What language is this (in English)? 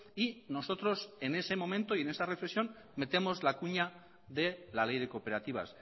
Spanish